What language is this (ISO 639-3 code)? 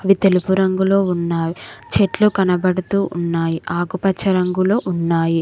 tel